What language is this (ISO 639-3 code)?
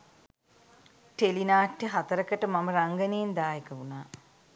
sin